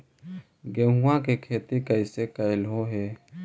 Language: Magahi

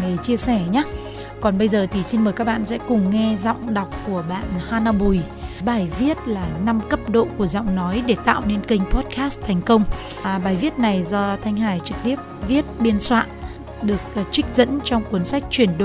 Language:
Vietnamese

